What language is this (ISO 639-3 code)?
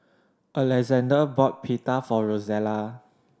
eng